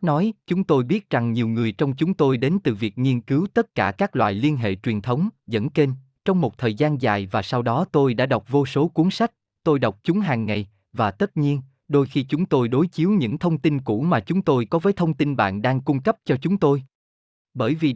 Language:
Vietnamese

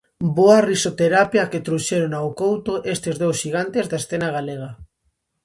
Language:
Galician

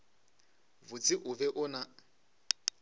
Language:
Northern Sotho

